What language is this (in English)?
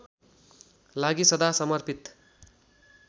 Nepali